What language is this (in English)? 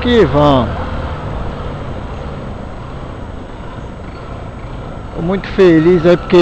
Portuguese